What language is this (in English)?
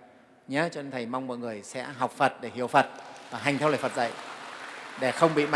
Vietnamese